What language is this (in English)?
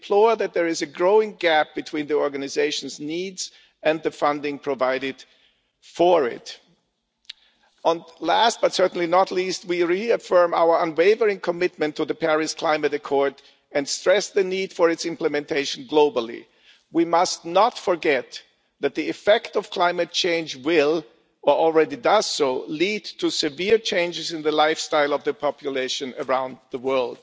English